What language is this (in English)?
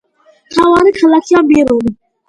Georgian